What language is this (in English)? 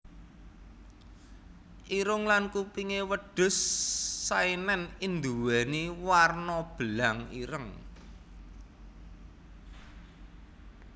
Javanese